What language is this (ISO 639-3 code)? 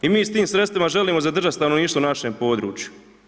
hrv